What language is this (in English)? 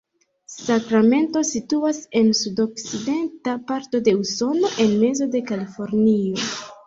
Esperanto